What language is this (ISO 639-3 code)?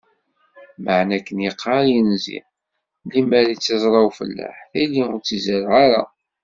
kab